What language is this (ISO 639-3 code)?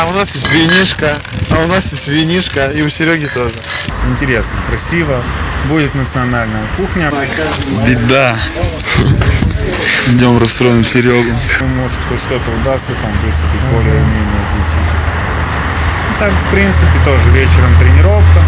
rus